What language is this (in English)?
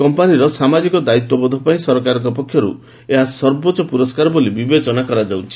Odia